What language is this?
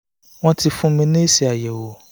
Yoruba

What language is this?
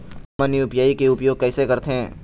Chhattisgarhi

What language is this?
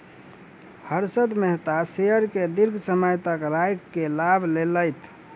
Maithili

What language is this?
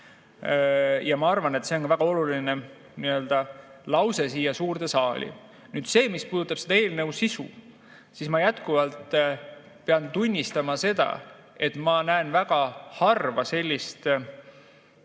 Estonian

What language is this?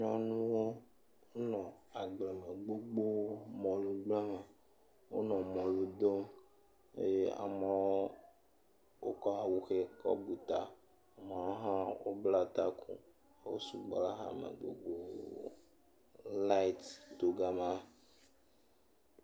Ewe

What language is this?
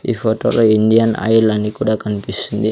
Telugu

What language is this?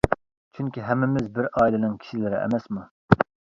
Uyghur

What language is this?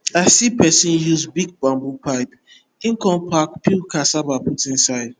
Nigerian Pidgin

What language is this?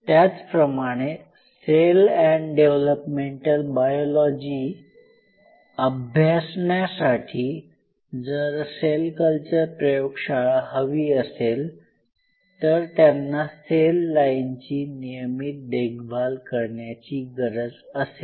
Marathi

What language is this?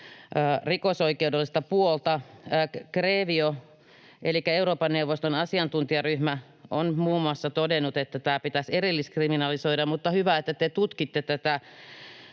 Finnish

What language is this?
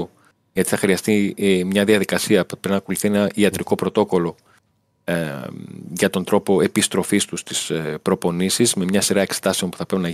Greek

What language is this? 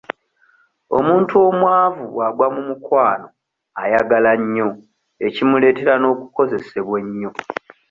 Ganda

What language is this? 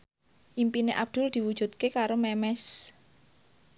Javanese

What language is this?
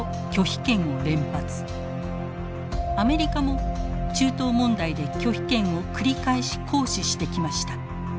Japanese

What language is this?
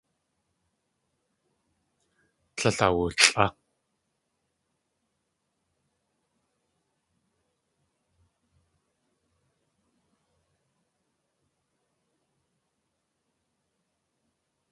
Tlingit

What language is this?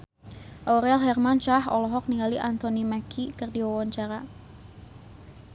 Sundanese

